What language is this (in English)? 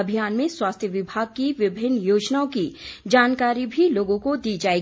Hindi